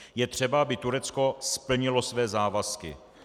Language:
Czech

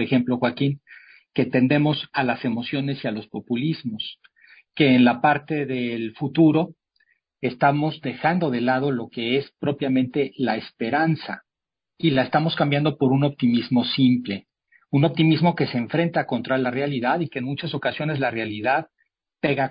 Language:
Spanish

